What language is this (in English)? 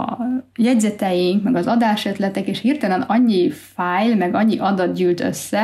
Hungarian